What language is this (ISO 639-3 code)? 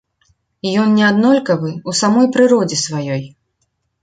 bel